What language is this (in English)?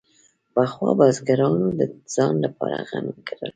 Pashto